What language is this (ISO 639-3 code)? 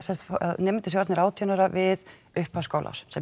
isl